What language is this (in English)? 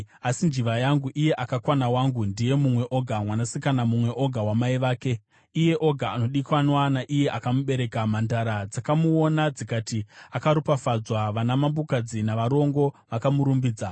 Shona